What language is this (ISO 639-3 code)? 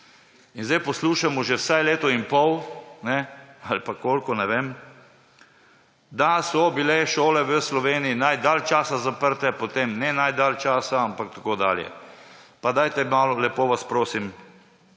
slv